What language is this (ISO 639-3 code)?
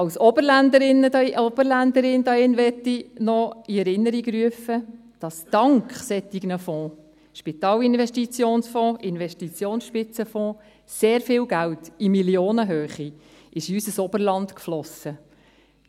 gsw